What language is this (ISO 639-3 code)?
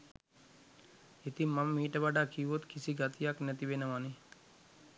sin